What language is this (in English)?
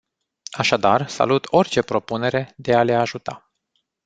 Romanian